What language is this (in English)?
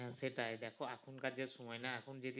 Bangla